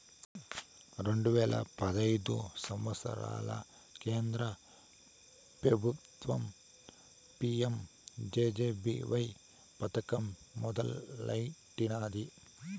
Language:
Telugu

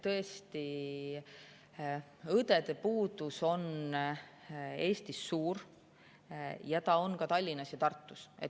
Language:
Estonian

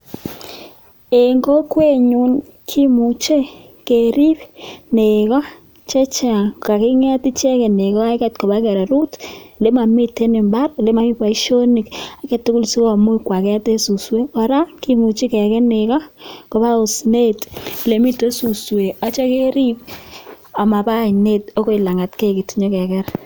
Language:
Kalenjin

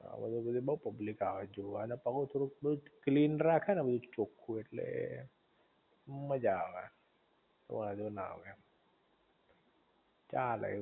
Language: Gujarati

